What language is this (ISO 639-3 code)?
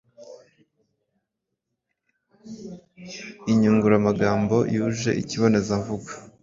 kin